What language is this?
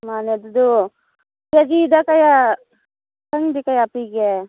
Manipuri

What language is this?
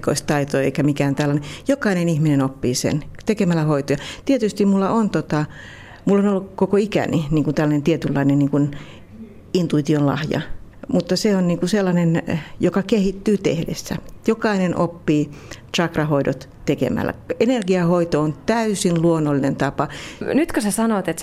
Finnish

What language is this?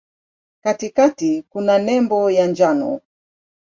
Swahili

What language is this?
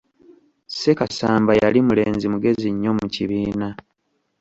Ganda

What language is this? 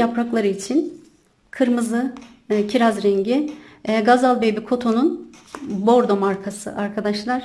Turkish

